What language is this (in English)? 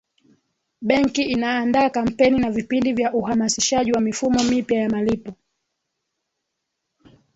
Swahili